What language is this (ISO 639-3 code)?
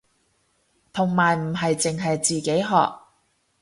yue